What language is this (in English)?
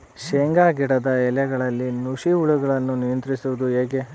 Kannada